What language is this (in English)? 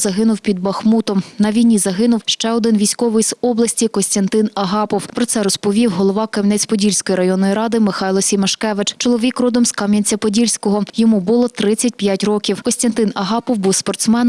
Ukrainian